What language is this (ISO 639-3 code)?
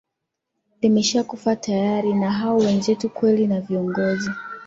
swa